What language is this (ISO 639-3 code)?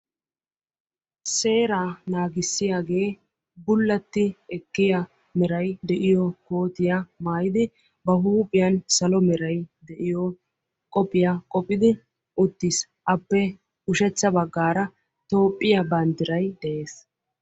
wal